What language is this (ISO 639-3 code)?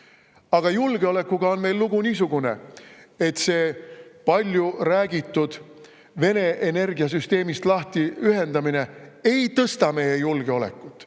est